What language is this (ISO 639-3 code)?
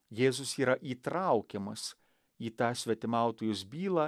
lit